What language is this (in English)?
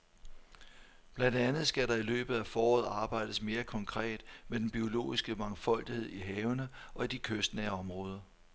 Danish